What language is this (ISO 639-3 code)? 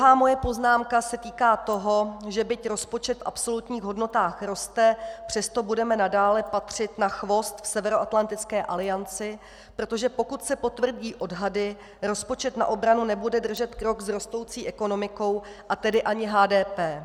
ces